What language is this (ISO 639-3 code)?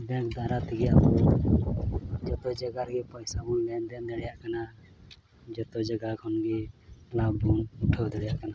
sat